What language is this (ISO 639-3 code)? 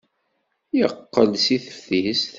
kab